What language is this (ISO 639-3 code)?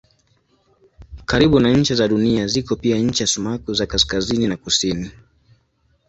swa